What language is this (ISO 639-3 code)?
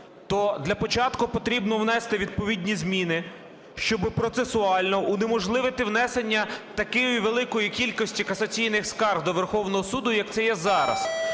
ukr